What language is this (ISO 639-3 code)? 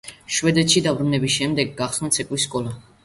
kat